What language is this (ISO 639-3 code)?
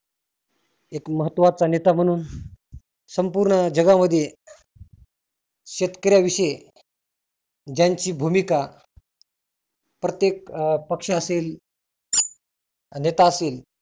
mar